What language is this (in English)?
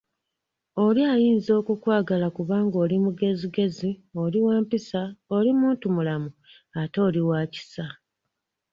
Ganda